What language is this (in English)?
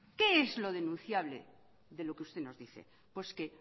Spanish